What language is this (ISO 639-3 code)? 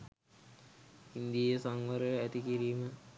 sin